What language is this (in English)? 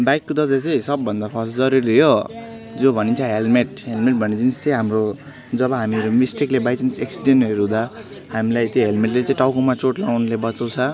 Nepali